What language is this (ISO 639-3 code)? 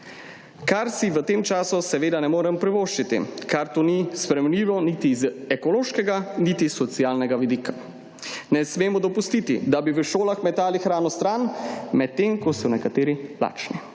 slv